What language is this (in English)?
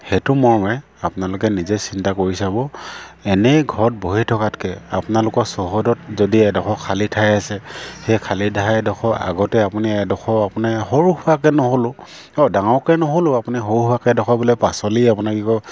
Assamese